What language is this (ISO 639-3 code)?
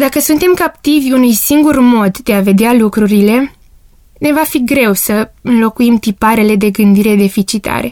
ron